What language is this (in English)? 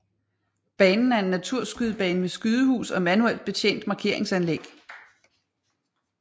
Danish